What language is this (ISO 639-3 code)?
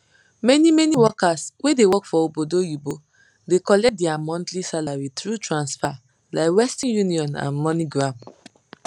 pcm